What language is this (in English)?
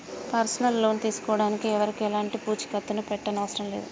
Telugu